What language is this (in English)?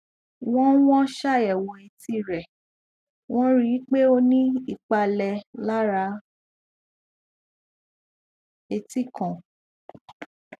Yoruba